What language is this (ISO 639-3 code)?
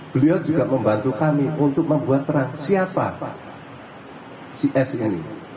ind